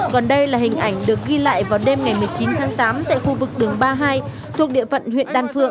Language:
Vietnamese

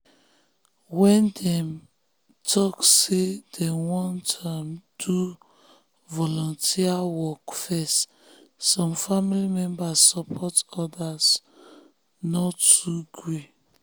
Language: Nigerian Pidgin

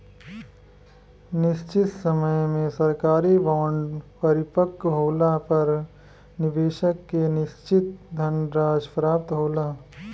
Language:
Bhojpuri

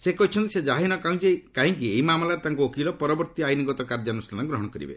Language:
Odia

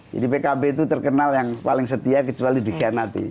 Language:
Indonesian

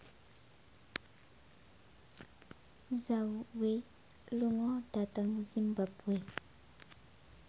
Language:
Javanese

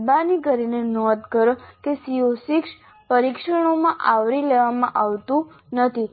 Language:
Gujarati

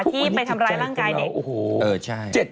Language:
Thai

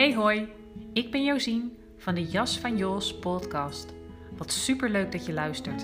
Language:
Dutch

